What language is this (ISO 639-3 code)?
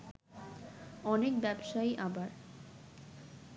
ben